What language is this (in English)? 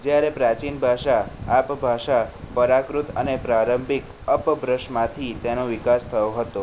Gujarati